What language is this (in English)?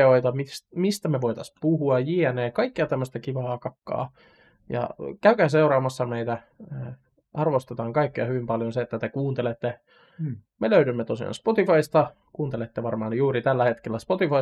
Finnish